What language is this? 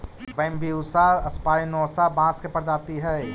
Magahi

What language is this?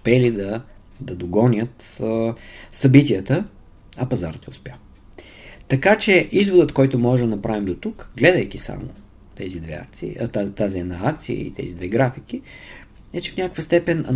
Bulgarian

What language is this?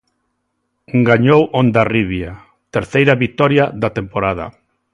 Galician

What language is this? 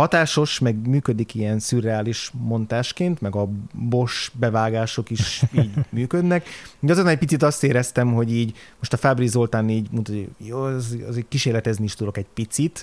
Hungarian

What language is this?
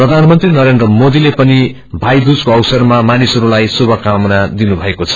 Nepali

